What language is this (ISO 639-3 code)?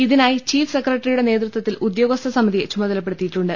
mal